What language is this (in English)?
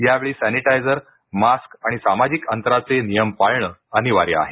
Marathi